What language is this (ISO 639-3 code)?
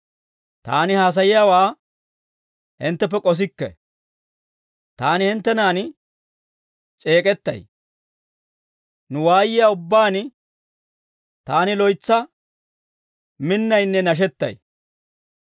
dwr